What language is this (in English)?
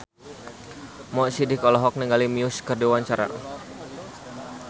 Sundanese